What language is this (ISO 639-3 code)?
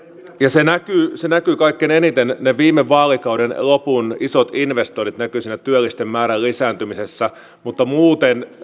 fin